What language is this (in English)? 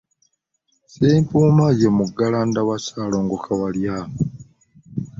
Ganda